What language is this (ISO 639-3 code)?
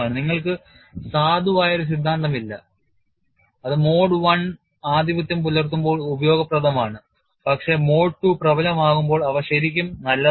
mal